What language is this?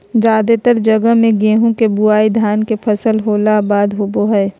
Magahi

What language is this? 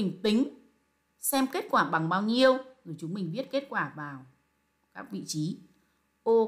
Vietnamese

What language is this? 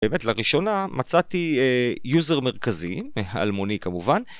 Hebrew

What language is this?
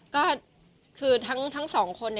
Thai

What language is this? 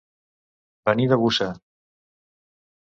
Catalan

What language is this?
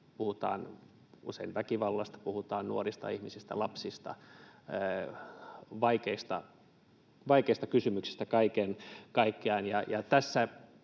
Finnish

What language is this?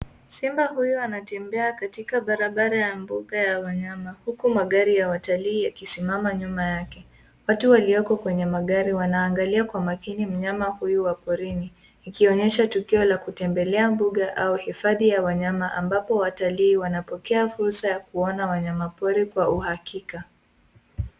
Swahili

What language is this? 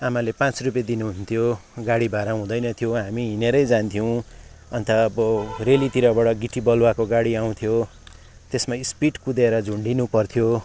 Nepali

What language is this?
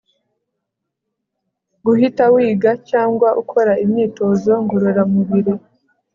Kinyarwanda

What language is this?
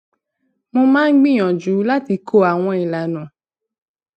Yoruba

